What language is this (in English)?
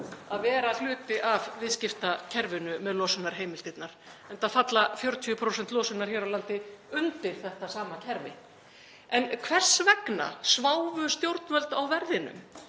Icelandic